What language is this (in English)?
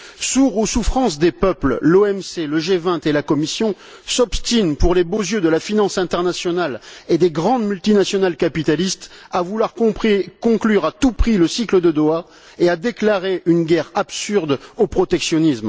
French